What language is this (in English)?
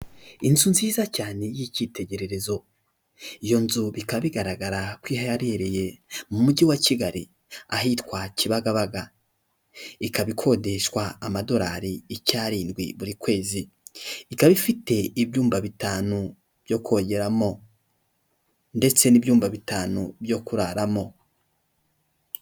Kinyarwanda